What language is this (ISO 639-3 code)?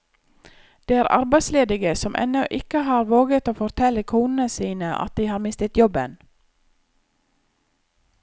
nor